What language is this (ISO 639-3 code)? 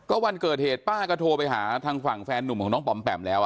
tha